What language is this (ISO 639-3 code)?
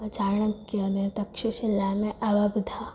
guj